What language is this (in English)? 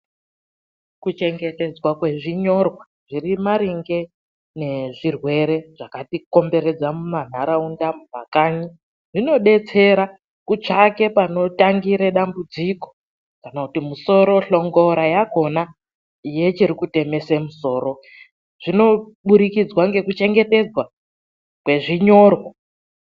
Ndau